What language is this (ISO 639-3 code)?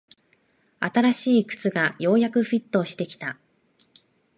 jpn